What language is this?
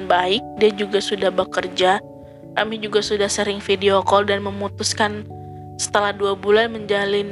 Indonesian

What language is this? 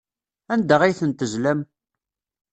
Kabyle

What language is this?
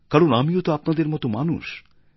Bangla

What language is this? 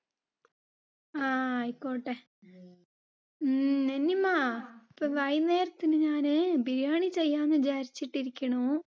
Malayalam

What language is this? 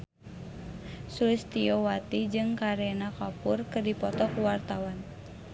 Sundanese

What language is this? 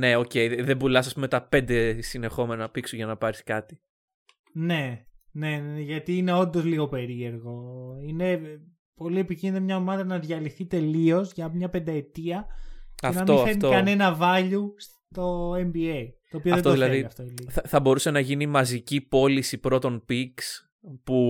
Greek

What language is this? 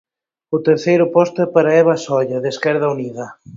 Galician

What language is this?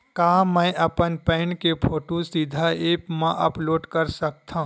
Chhattisgarhi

